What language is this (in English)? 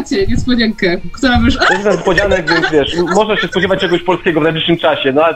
Polish